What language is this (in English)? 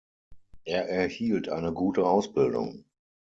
German